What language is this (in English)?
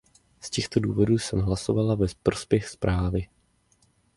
Czech